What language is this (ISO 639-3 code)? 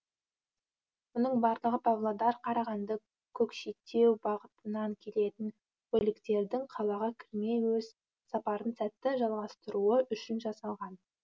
kaz